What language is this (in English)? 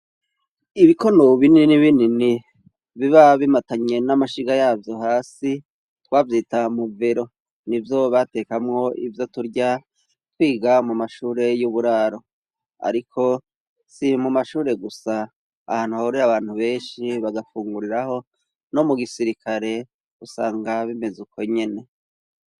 Rundi